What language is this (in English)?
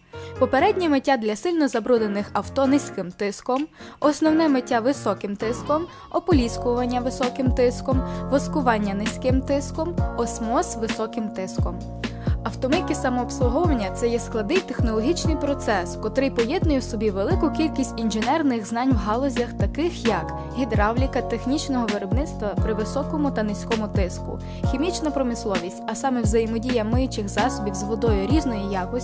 Ukrainian